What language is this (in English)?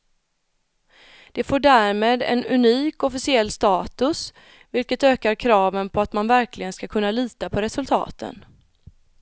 Swedish